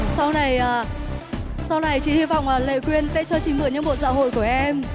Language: Vietnamese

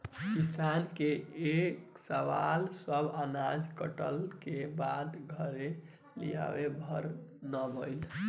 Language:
Bhojpuri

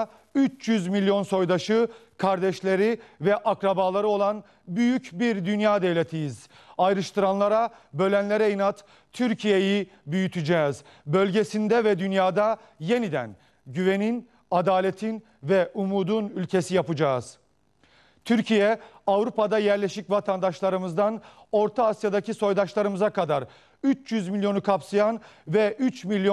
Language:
Turkish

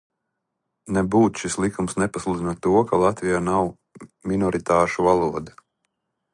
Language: Latvian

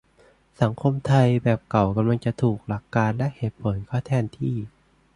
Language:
Thai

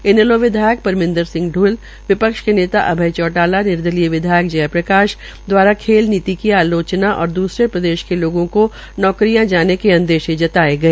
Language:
Hindi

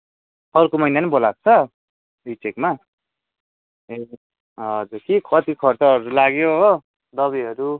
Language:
Nepali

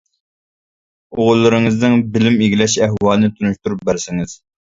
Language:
Uyghur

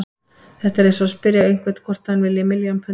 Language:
Icelandic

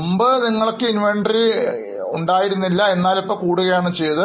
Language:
Malayalam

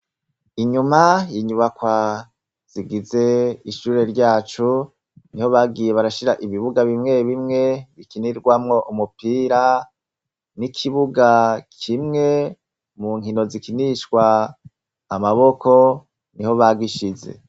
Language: Rundi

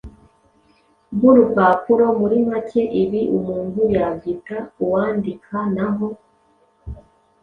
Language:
Kinyarwanda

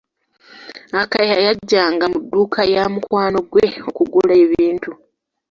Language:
Ganda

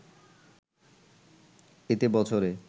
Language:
Bangla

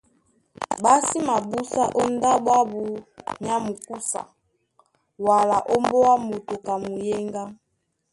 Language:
Duala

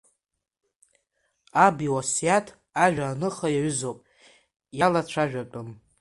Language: Abkhazian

